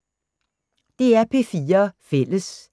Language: Danish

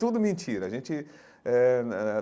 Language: Portuguese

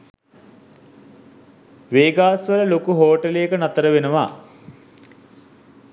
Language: Sinhala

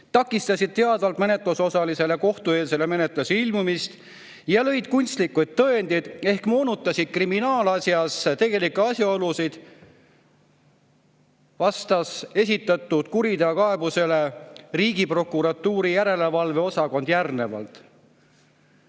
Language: Estonian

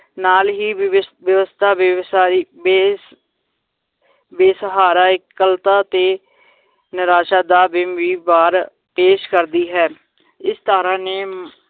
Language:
Punjabi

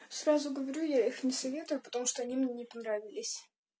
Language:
Russian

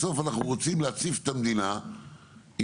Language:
Hebrew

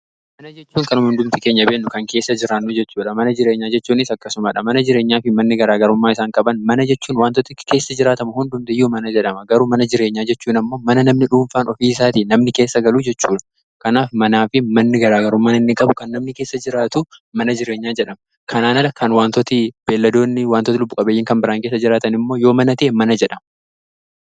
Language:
Oromo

